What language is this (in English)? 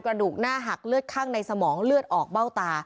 Thai